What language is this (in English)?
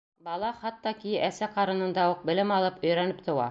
Bashkir